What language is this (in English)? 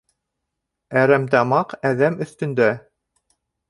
Bashkir